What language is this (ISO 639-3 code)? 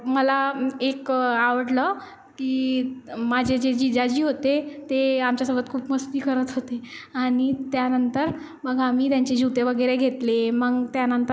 mar